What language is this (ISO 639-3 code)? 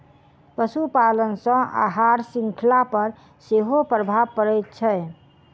mai